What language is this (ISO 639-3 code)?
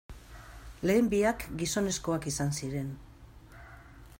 eus